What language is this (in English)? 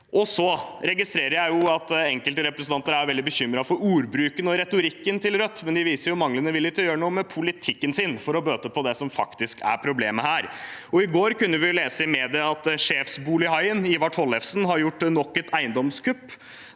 Norwegian